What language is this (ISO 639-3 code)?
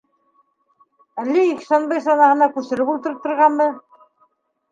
bak